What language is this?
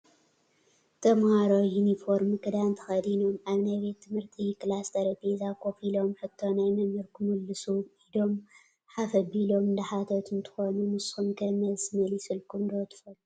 Tigrinya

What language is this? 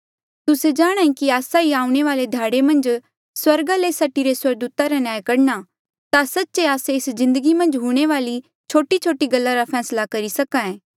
Mandeali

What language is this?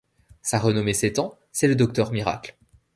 French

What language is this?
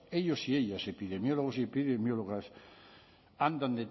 Spanish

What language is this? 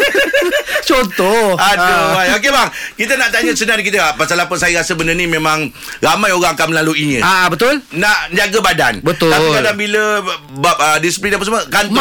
Malay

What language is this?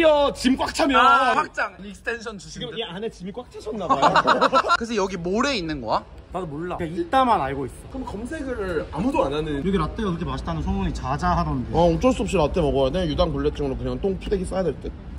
Korean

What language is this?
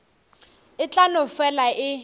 Northern Sotho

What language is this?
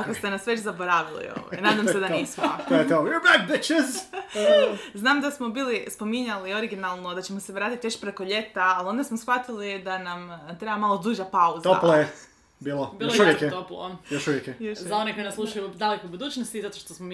Croatian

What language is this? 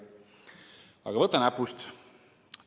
Estonian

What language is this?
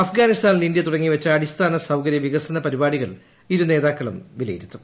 Malayalam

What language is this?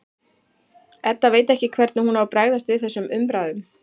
Icelandic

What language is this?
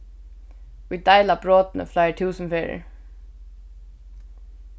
Faroese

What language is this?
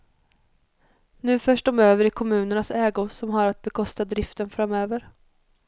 Swedish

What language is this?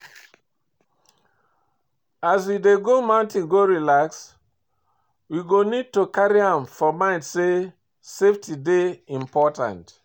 Nigerian Pidgin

